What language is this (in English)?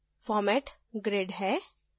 Hindi